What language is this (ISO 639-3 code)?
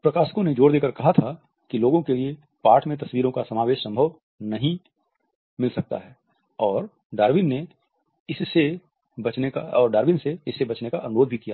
hin